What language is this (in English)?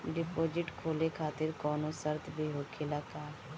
Bhojpuri